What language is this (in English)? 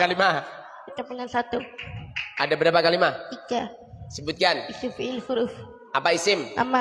Indonesian